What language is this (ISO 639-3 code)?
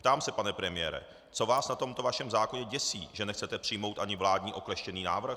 ces